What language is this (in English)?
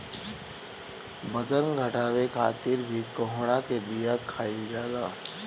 Bhojpuri